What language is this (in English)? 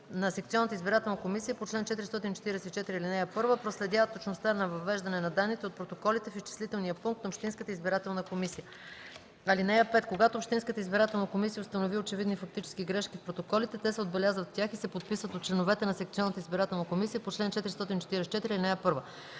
Bulgarian